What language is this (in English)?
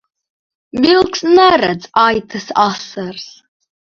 Latvian